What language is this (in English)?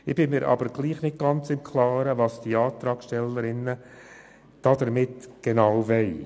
Swiss German